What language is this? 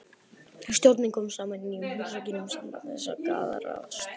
Icelandic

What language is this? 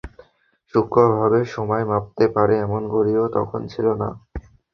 Bangla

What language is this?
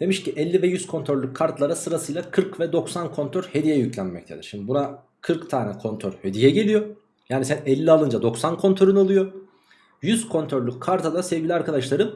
Turkish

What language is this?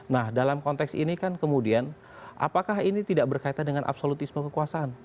Indonesian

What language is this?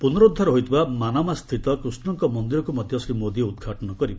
Odia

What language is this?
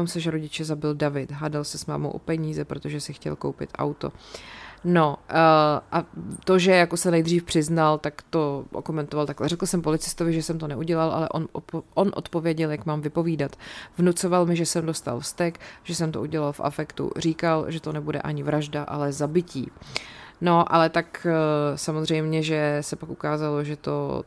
Czech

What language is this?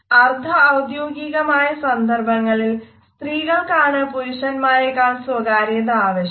Malayalam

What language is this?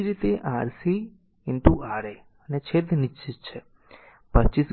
Gujarati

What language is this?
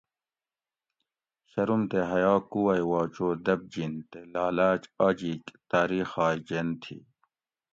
Gawri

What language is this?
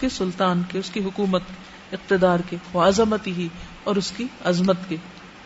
Urdu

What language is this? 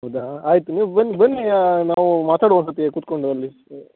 Kannada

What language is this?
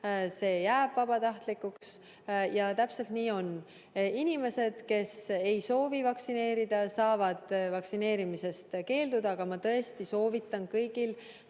Estonian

